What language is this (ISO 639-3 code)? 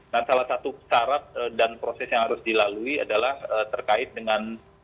ind